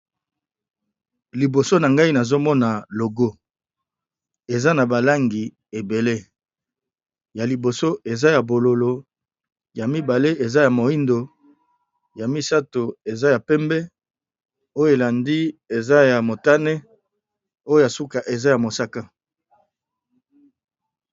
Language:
Lingala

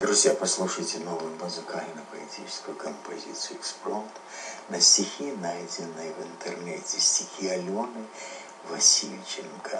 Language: Russian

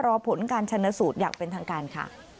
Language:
Thai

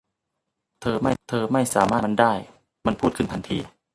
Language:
Thai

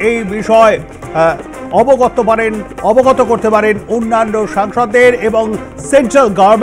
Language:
Bangla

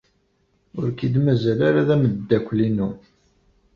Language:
Kabyle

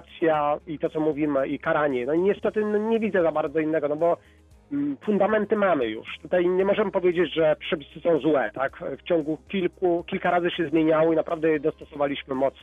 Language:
Polish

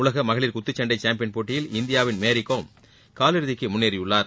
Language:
Tamil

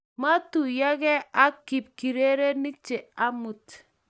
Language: Kalenjin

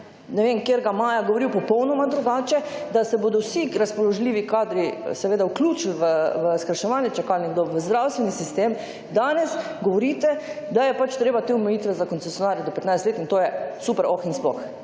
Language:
Slovenian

